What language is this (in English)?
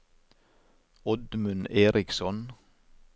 Norwegian